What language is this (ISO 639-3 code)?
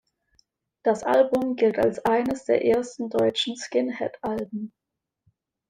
deu